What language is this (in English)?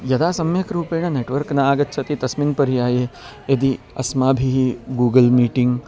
Sanskrit